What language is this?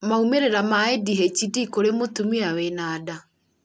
Kikuyu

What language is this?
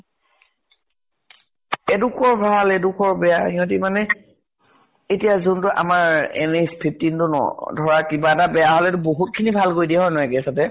Assamese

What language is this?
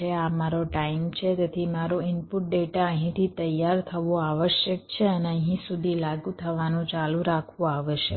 Gujarati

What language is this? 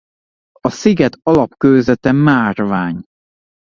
Hungarian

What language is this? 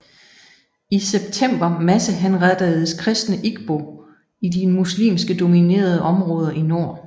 Danish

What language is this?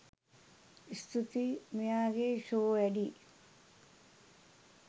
Sinhala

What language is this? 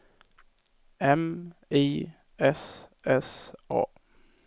Swedish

